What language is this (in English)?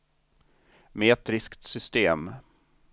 Swedish